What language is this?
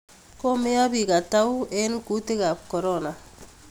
Kalenjin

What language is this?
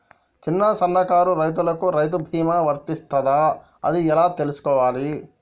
Telugu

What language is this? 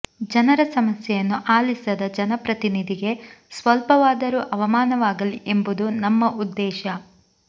Kannada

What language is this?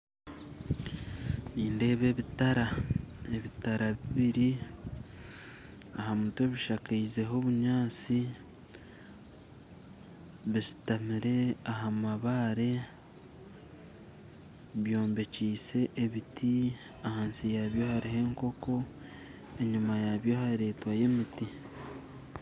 Nyankole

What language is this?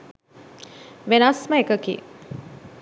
Sinhala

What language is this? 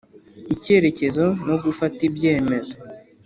Kinyarwanda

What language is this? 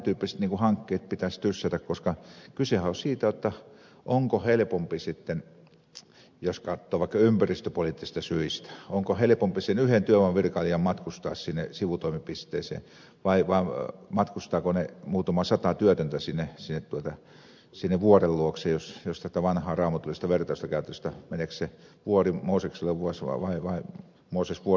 Finnish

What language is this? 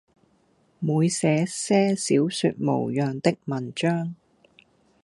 Cantonese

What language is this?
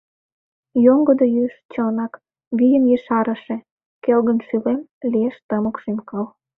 Mari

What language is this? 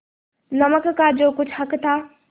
Hindi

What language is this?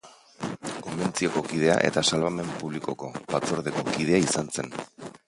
Basque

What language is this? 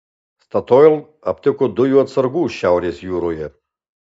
Lithuanian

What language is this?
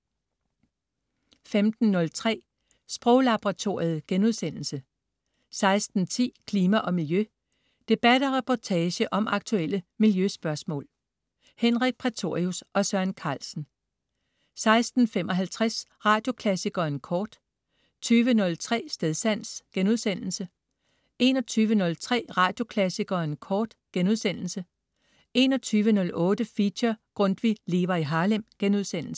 Danish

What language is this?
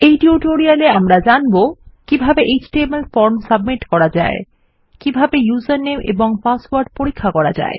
Bangla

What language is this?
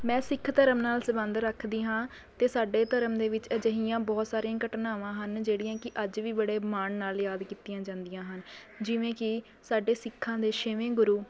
Punjabi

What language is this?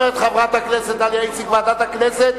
Hebrew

